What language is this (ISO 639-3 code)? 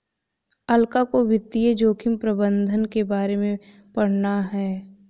hin